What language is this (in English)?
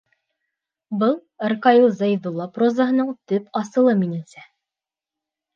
Bashkir